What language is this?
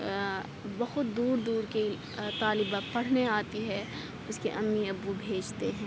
Urdu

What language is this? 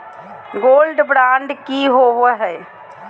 Magahi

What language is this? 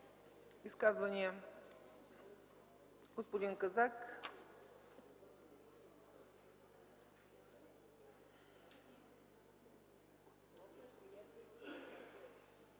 Bulgarian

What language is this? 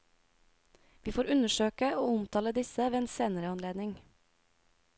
Norwegian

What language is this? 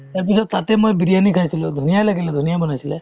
Assamese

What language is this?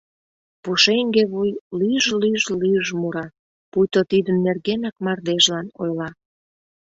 Mari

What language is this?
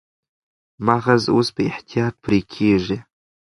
Pashto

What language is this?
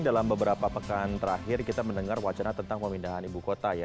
Indonesian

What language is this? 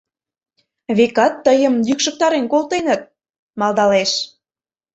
Mari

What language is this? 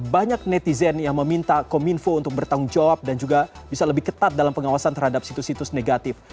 Indonesian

